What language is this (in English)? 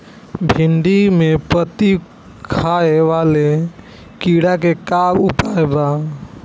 Bhojpuri